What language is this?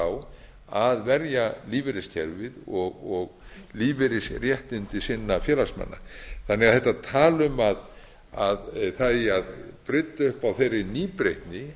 Icelandic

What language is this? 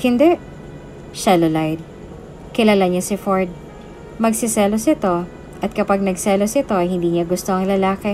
Filipino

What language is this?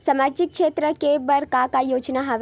Chhattisgarhi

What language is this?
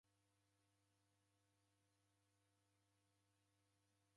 Taita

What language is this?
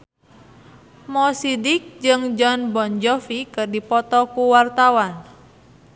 Sundanese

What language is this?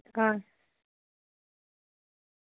Dogri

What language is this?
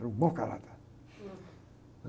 Portuguese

